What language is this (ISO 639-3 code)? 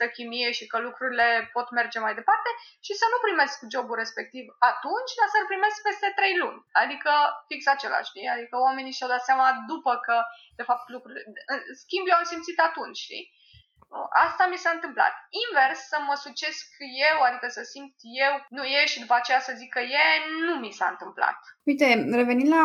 ron